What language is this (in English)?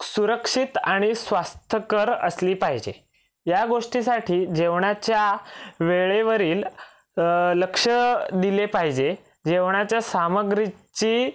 Marathi